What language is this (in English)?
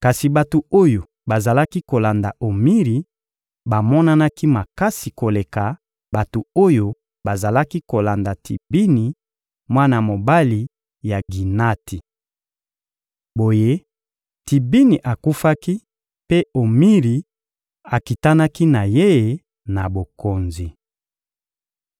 Lingala